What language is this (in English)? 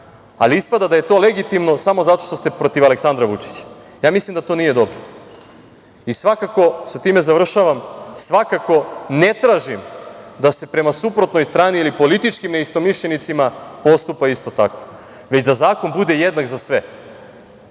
Serbian